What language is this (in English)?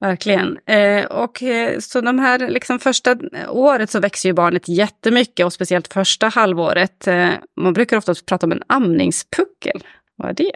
Swedish